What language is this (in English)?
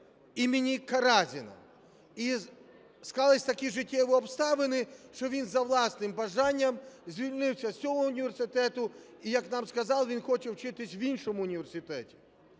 Ukrainian